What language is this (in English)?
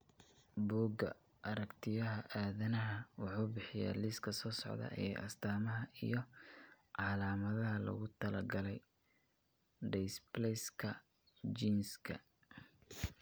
Somali